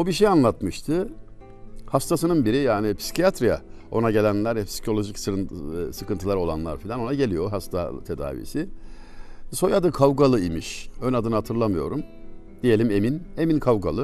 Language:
Turkish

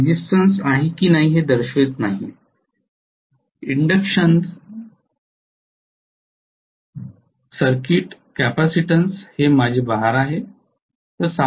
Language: Marathi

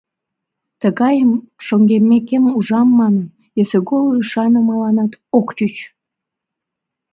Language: Mari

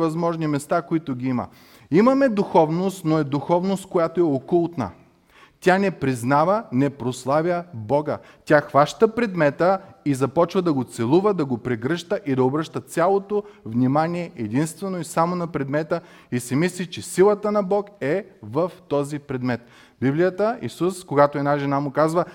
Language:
Bulgarian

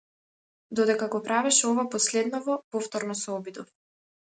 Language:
Macedonian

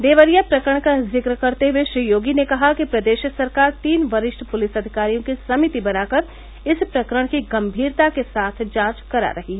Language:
Hindi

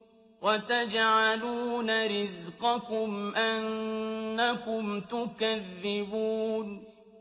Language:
Arabic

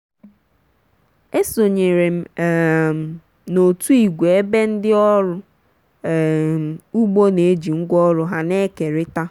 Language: Igbo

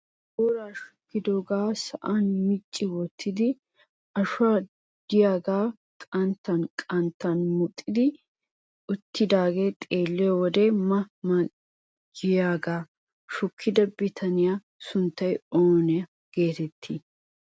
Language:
Wolaytta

